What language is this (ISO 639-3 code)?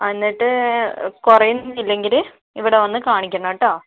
mal